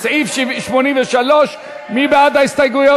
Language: Hebrew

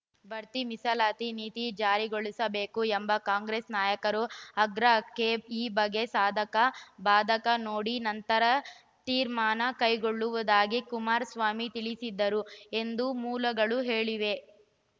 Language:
Kannada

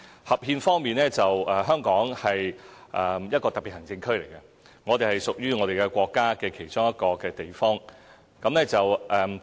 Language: Cantonese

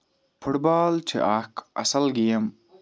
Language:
Kashmiri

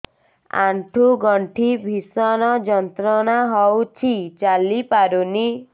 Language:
Odia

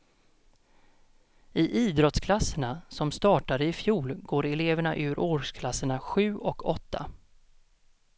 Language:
Swedish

